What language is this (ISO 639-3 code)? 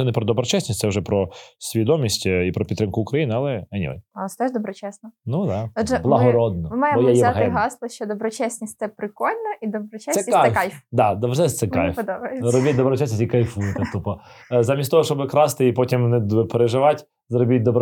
ukr